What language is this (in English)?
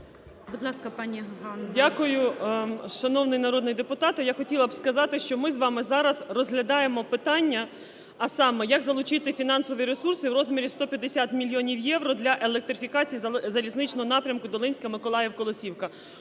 Ukrainian